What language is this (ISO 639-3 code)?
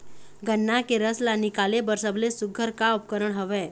hne